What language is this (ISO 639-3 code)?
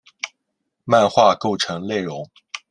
zho